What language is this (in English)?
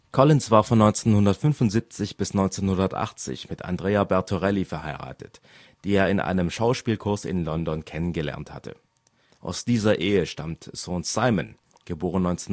German